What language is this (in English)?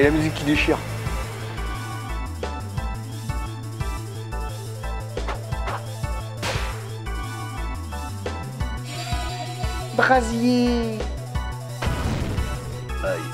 French